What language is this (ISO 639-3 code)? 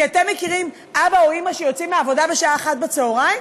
heb